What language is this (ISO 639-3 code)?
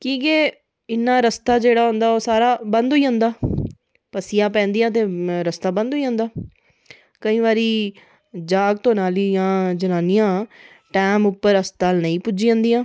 doi